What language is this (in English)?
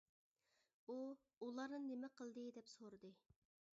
Uyghur